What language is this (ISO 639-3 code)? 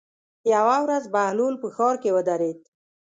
pus